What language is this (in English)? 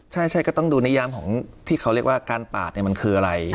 Thai